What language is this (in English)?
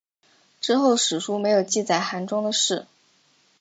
Chinese